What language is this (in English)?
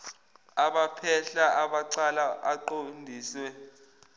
Zulu